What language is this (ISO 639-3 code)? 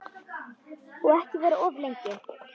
isl